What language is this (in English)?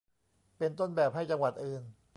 Thai